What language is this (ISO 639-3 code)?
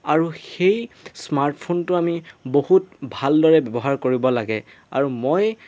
asm